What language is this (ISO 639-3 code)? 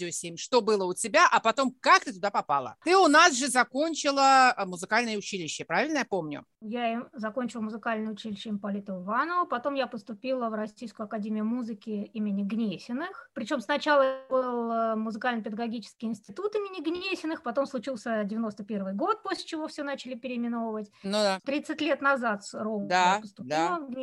rus